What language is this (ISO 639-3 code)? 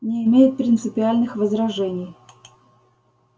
rus